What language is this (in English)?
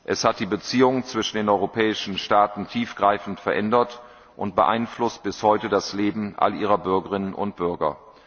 German